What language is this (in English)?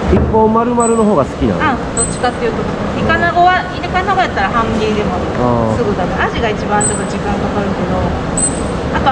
Japanese